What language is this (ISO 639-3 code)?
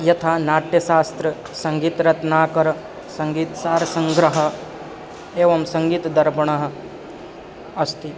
san